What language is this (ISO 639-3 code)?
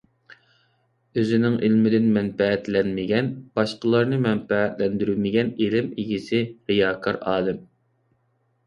uig